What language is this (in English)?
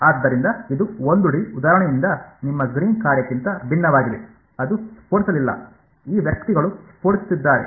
Kannada